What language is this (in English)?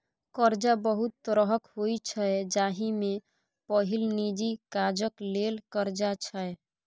Maithili